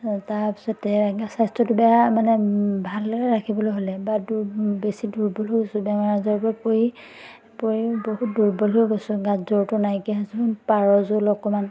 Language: Assamese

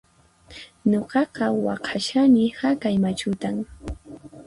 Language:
Puno Quechua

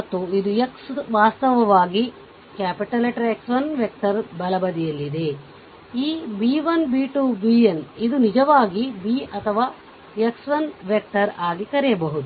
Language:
Kannada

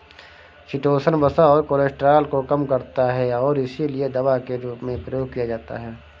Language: Hindi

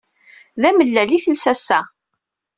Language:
Kabyle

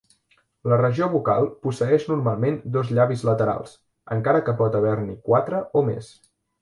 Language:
Catalan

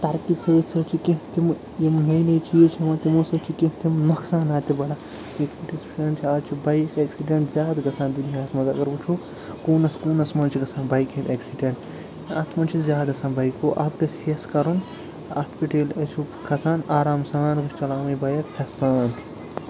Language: Kashmiri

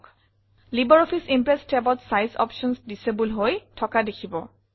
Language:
Assamese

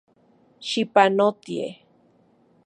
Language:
Central Puebla Nahuatl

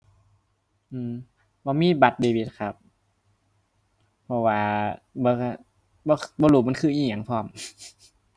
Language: Thai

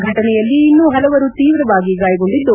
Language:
Kannada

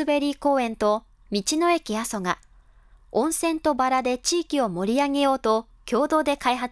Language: Japanese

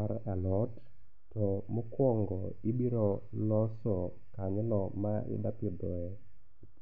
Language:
Luo (Kenya and Tanzania)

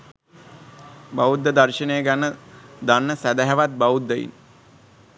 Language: Sinhala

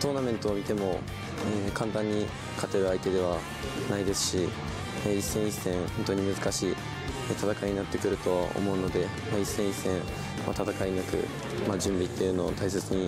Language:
Japanese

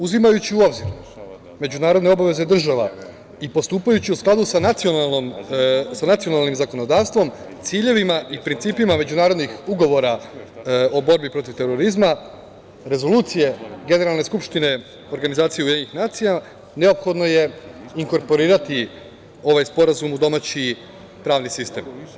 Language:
Serbian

